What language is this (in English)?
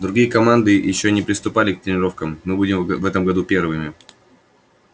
Russian